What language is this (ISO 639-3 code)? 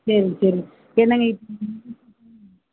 tam